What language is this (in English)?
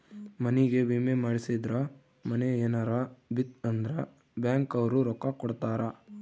Kannada